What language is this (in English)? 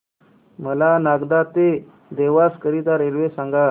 Marathi